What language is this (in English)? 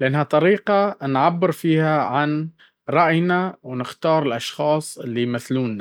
Baharna Arabic